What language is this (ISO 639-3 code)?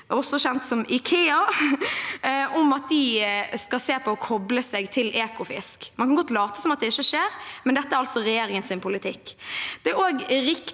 nor